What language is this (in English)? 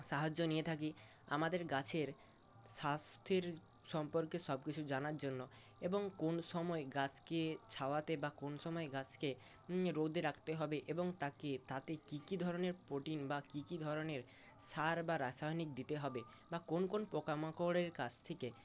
Bangla